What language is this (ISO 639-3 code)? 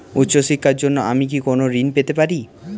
ben